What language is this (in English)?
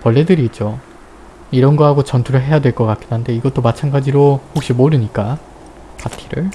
Korean